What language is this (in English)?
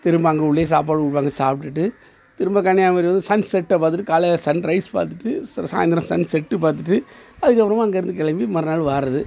Tamil